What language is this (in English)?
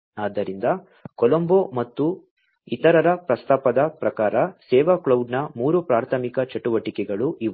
Kannada